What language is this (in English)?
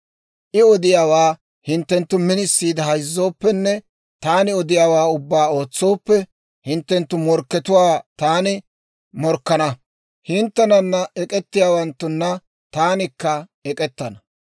Dawro